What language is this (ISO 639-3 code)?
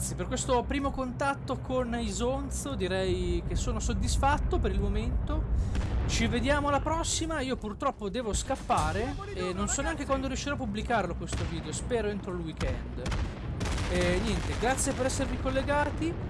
ita